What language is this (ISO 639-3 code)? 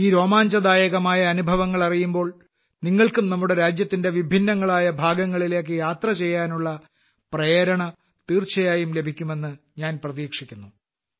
mal